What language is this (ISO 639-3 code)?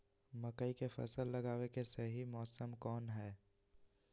mag